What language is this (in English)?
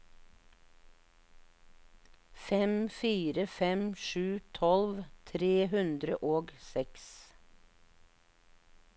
Norwegian